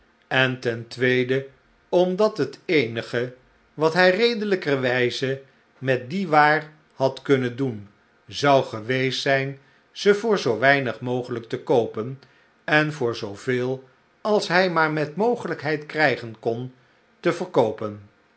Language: Dutch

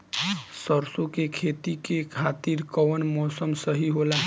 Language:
Bhojpuri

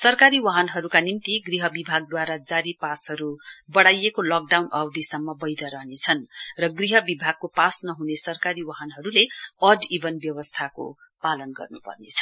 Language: Nepali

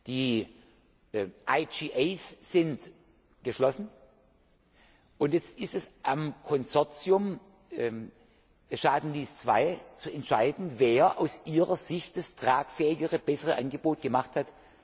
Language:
German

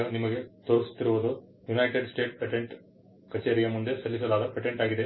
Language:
Kannada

